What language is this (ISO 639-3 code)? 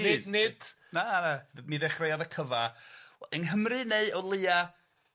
cym